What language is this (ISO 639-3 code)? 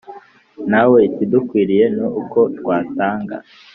kin